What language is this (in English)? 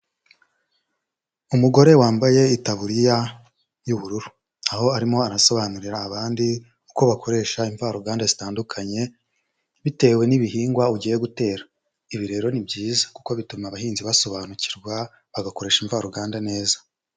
Kinyarwanda